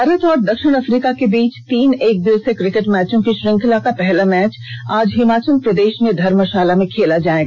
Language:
Hindi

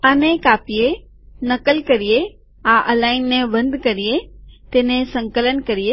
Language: Gujarati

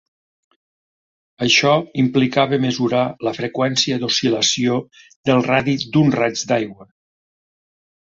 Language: Catalan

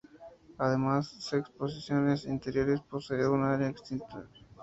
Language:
Spanish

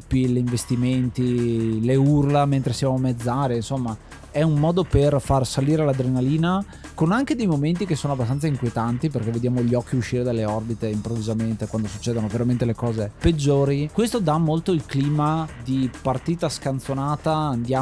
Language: Italian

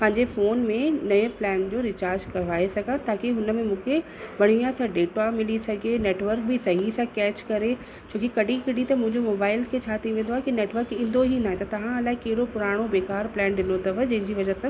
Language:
Sindhi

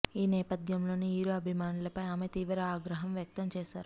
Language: Telugu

